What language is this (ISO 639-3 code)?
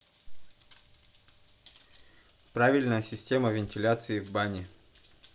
rus